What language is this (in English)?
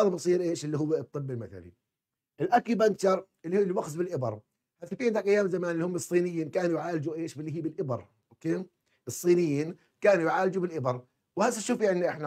Arabic